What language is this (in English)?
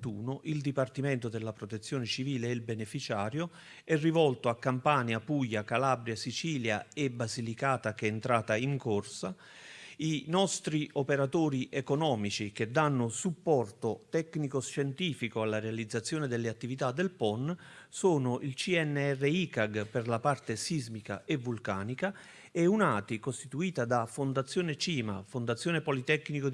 Italian